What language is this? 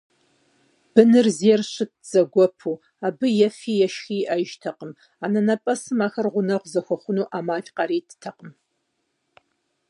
Kabardian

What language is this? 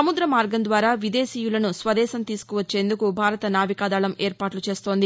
Telugu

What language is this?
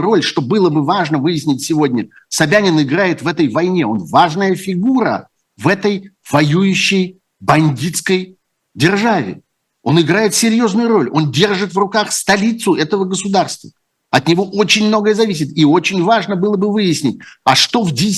Russian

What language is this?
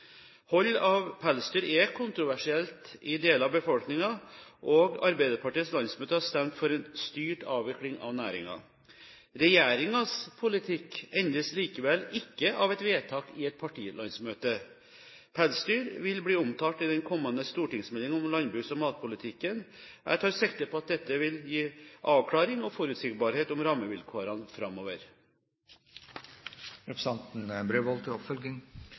Norwegian Bokmål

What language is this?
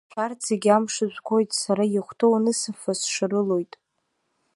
Abkhazian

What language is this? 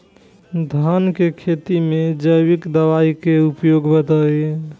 Bhojpuri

